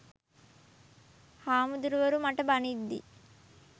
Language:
Sinhala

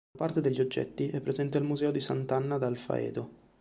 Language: Italian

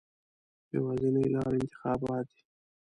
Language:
Pashto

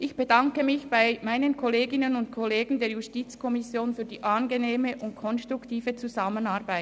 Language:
Swiss German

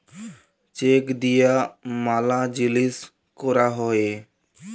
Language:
Bangla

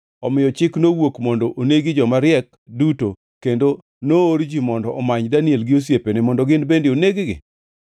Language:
Luo (Kenya and Tanzania)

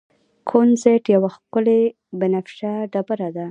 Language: Pashto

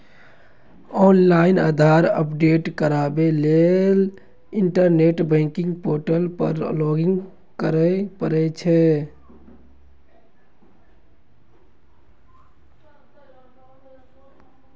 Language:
Maithili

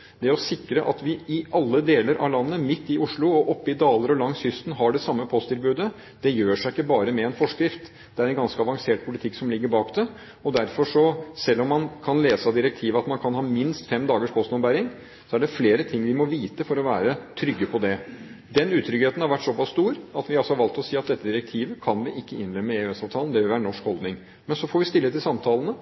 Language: Norwegian Bokmål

